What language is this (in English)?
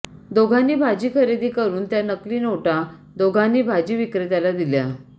Marathi